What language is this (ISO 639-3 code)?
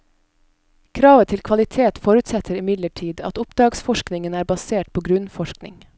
nor